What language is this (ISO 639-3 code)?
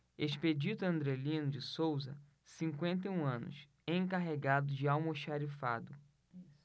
por